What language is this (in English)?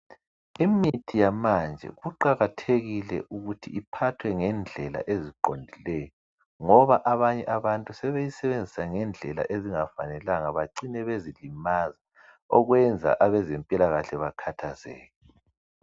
North Ndebele